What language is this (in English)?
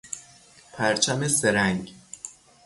Persian